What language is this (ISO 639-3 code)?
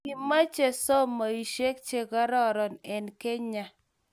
kln